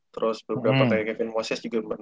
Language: Indonesian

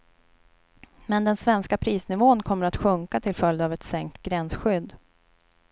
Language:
Swedish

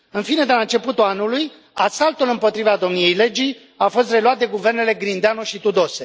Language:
Romanian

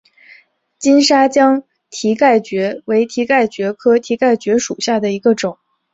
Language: Chinese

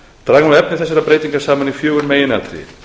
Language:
Icelandic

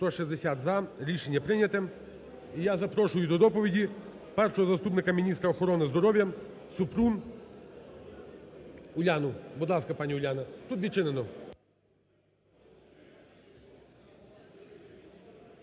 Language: Ukrainian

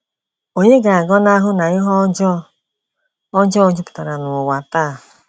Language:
Igbo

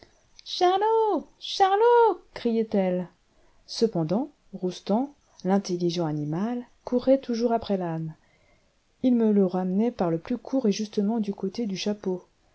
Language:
French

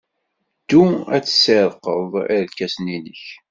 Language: Kabyle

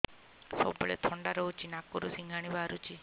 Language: Odia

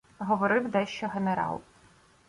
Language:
Ukrainian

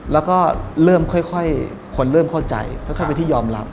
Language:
Thai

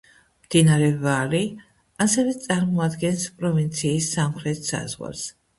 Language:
Georgian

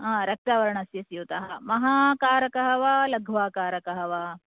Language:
Sanskrit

